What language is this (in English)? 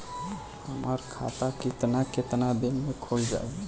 Bhojpuri